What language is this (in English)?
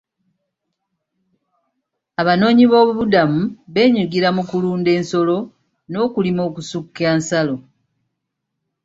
Ganda